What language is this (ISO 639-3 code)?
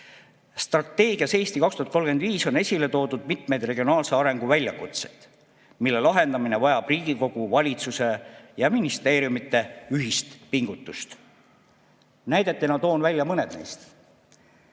est